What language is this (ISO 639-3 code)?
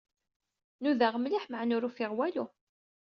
kab